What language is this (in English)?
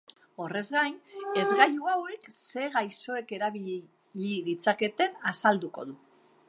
Basque